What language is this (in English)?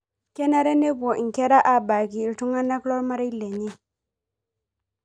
Masai